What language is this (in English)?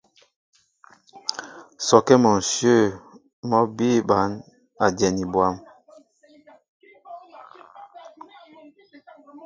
Mbo (Cameroon)